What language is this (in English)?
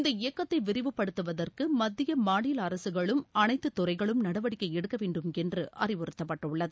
Tamil